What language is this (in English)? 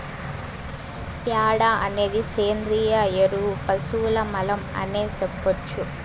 Telugu